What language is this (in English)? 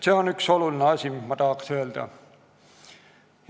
Estonian